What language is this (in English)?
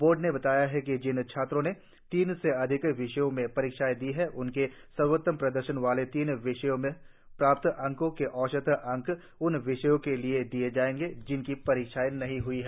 Hindi